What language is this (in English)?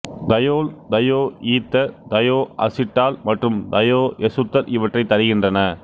Tamil